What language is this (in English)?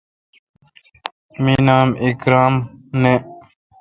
Kalkoti